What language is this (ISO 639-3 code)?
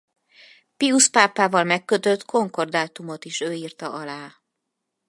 hun